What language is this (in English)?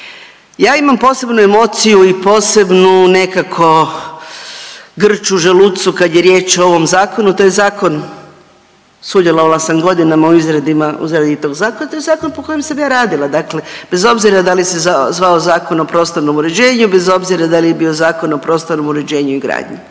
Croatian